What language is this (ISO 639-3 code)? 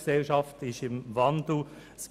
gsw